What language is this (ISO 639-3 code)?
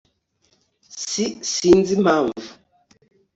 kin